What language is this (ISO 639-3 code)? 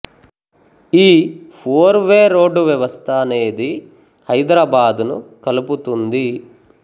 tel